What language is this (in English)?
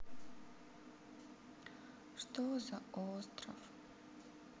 Russian